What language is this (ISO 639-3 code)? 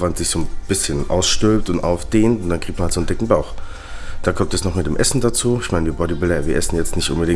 deu